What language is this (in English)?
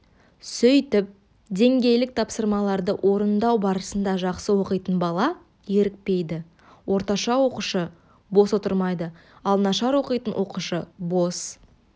Kazakh